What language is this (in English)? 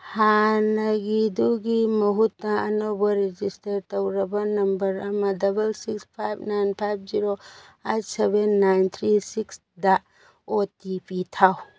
Manipuri